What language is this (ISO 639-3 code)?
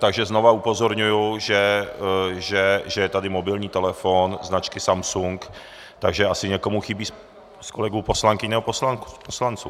ces